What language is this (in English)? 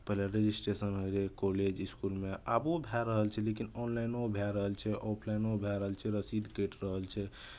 Maithili